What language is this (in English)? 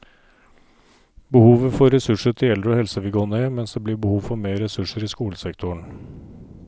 Norwegian